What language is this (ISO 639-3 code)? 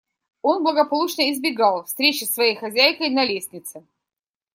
rus